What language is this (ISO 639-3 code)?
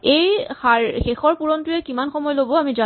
asm